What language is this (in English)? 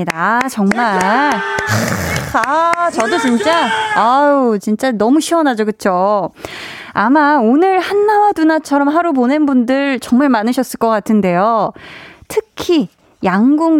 Korean